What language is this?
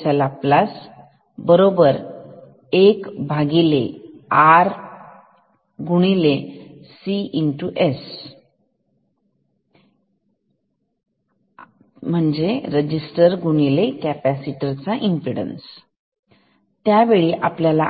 Marathi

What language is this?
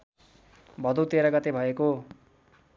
Nepali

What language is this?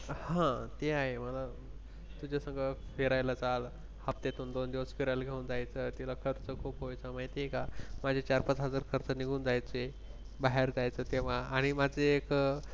Marathi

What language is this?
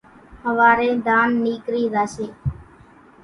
Kachi Koli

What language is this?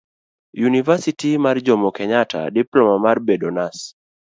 Luo (Kenya and Tanzania)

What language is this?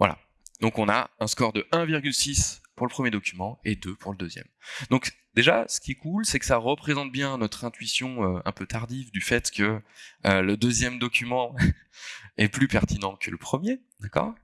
French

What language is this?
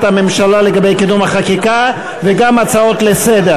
Hebrew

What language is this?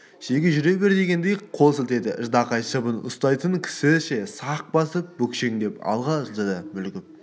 Kazakh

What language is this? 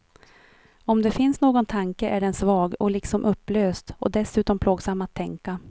Swedish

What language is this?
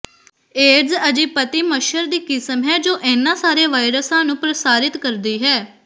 Punjabi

